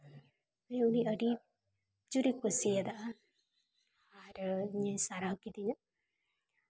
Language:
Santali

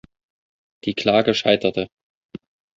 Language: German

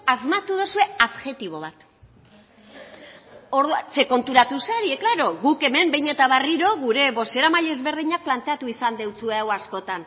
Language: Basque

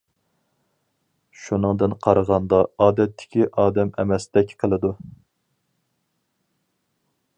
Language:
Uyghur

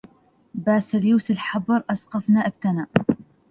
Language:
Arabic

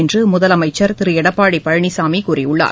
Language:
Tamil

